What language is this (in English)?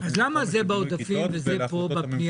Hebrew